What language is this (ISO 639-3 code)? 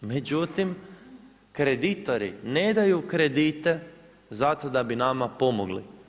hrv